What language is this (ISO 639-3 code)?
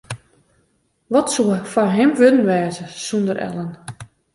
fry